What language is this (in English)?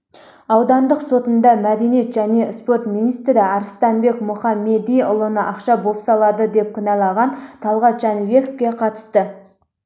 Kazakh